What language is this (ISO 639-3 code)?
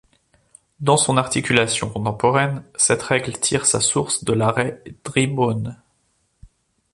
fra